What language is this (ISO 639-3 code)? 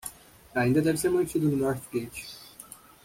por